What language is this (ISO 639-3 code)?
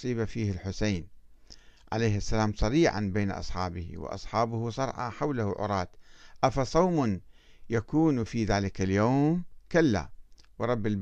ara